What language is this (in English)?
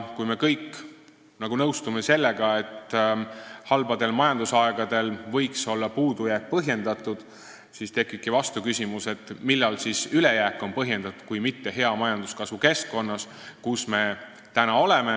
Estonian